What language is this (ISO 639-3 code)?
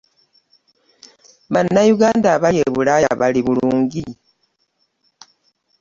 lug